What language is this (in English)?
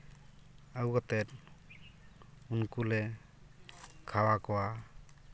Santali